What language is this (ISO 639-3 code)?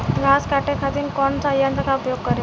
bho